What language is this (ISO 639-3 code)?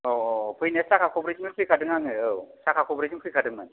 brx